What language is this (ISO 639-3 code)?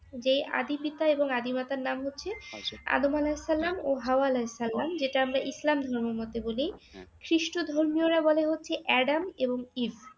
ben